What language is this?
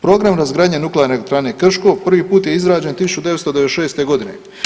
Croatian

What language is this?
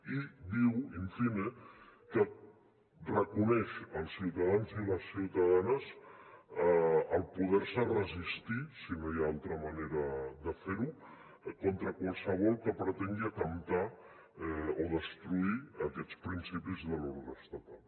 Catalan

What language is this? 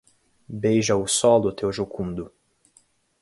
Portuguese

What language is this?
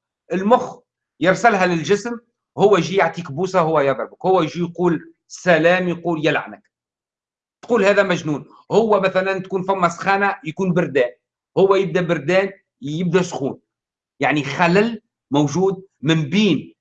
Arabic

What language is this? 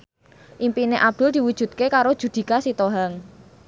Javanese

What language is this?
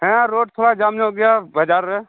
Santali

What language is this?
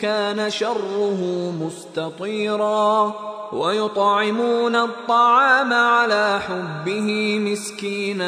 Filipino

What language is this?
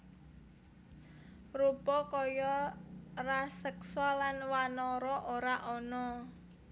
Javanese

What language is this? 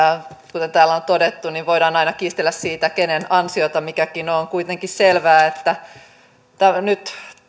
Finnish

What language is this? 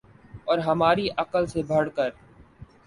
Urdu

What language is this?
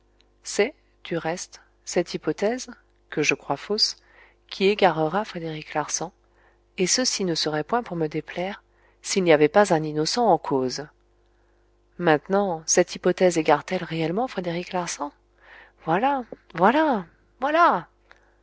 French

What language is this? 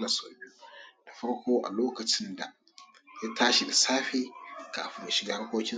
Hausa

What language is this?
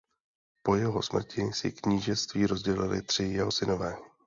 Czech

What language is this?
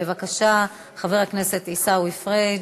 Hebrew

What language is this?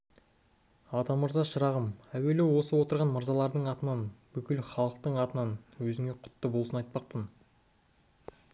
Kazakh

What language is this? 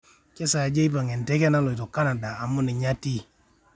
Masai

